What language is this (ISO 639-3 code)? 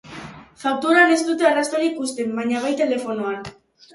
eus